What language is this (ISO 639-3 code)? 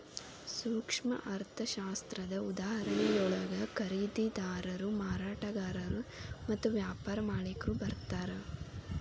kan